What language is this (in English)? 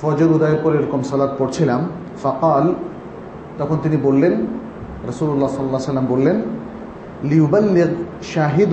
Bangla